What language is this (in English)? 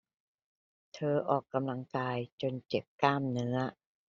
Thai